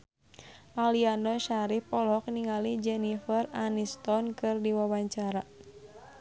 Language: Sundanese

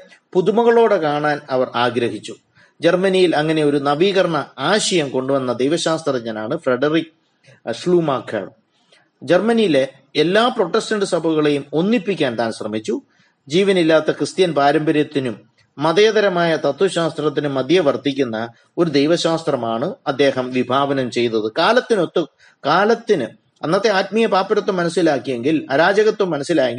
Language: Malayalam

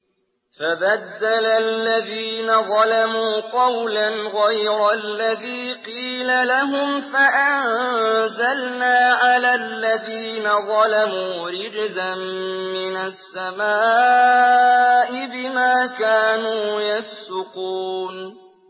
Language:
Arabic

